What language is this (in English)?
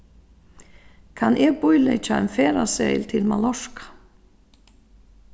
Faroese